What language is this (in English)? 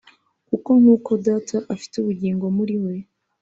Kinyarwanda